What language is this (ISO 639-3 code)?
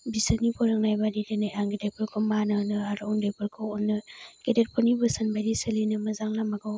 brx